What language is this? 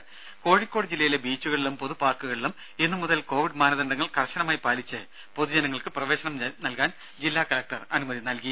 Malayalam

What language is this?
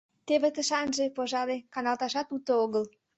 Mari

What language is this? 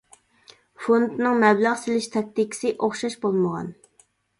Uyghur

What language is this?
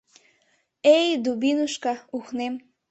Mari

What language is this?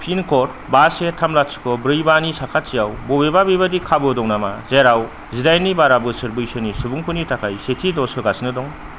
Bodo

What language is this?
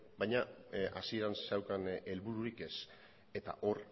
Basque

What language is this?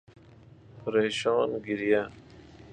Persian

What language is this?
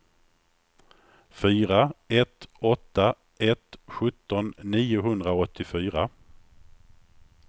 Swedish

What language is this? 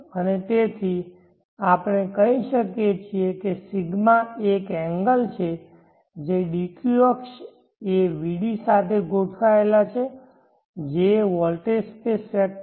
Gujarati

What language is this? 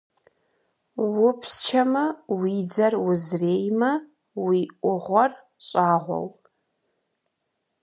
Kabardian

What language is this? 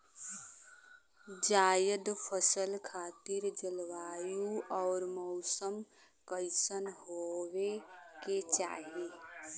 Bhojpuri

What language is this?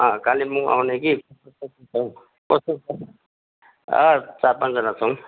Nepali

